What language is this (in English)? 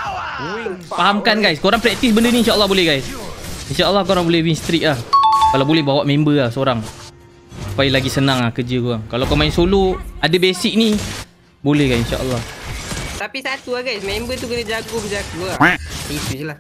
Malay